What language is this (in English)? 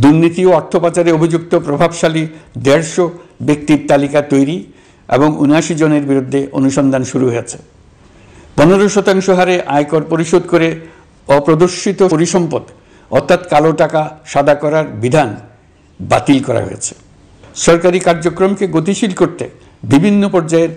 Bangla